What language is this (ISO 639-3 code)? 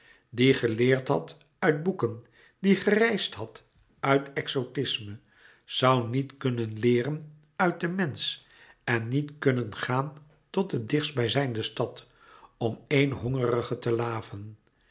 nld